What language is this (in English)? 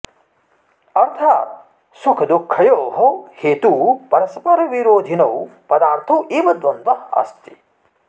Sanskrit